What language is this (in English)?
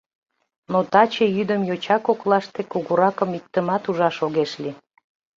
Mari